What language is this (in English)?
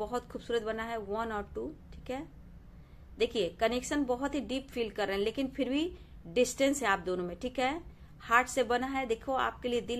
Hindi